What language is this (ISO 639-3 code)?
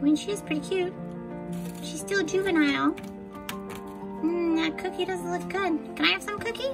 eng